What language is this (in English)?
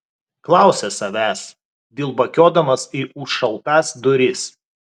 Lithuanian